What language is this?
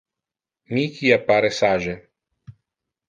Interlingua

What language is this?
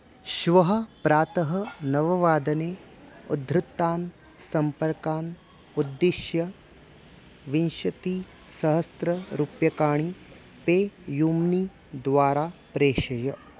Sanskrit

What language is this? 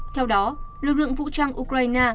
Vietnamese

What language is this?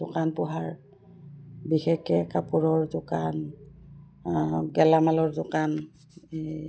Assamese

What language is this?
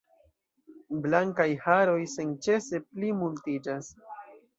Esperanto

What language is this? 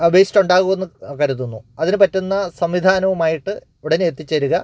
Malayalam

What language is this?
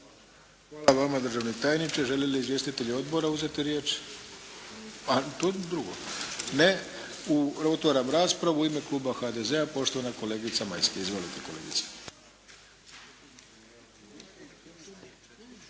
Croatian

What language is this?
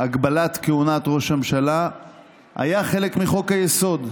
Hebrew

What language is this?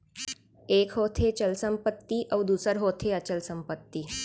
Chhattisgarhi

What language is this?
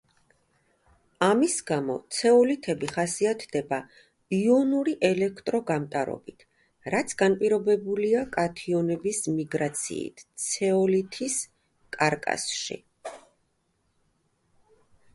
Georgian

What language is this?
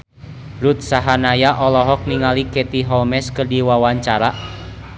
Sundanese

